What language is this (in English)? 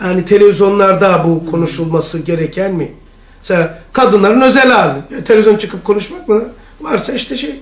Turkish